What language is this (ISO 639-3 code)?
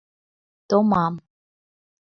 chm